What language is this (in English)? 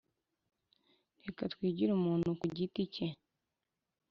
Kinyarwanda